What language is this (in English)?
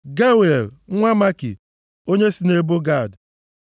Igbo